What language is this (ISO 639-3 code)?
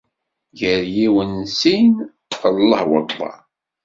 kab